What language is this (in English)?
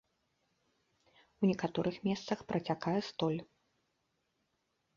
Belarusian